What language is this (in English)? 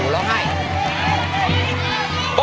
Thai